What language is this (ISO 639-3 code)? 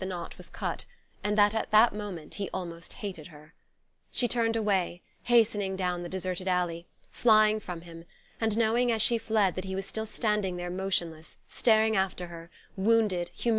eng